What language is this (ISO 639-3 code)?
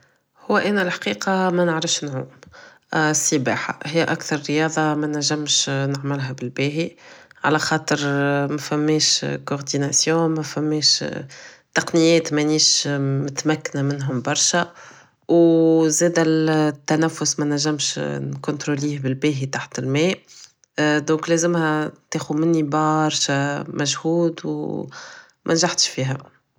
aeb